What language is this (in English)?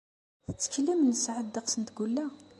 Kabyle